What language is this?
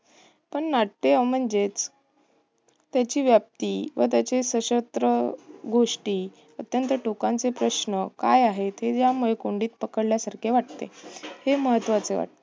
Marathi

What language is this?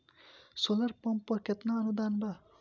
Bhojpuri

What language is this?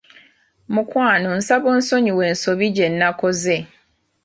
Ganda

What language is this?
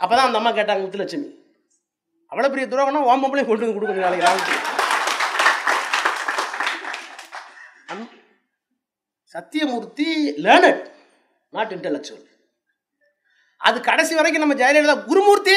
Tamil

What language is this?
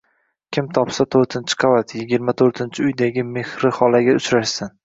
Uzbek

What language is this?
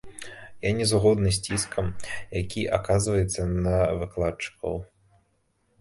Belarusian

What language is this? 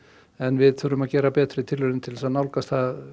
Icelandic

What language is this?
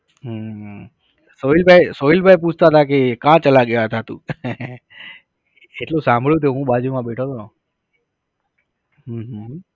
Gujarati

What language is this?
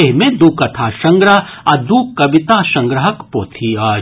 Maithili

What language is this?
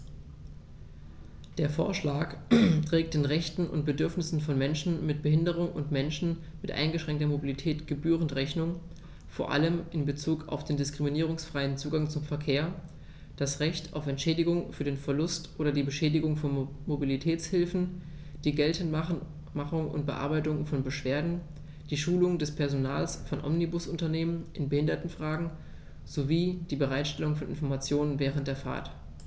German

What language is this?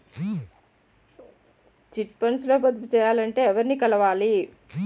Telugu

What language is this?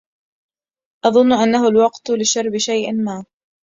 Arabic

